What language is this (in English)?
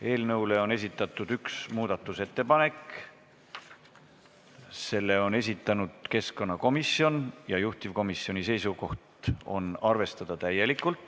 Estonian